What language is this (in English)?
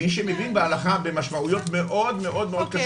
Hebrew